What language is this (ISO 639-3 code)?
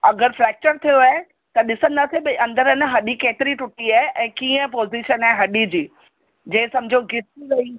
snd